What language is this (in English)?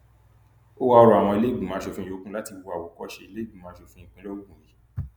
Yoruba